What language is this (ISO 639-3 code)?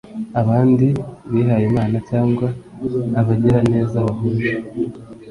kin